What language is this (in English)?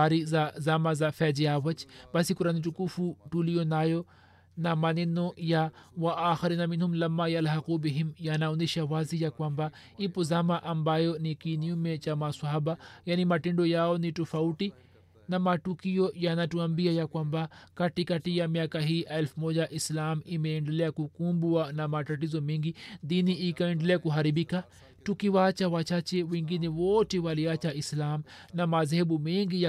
Swahili